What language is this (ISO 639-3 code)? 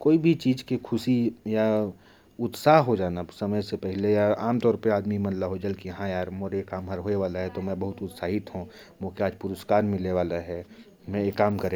kfp